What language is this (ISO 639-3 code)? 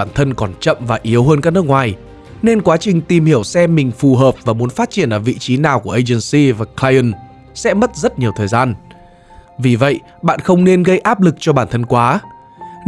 vie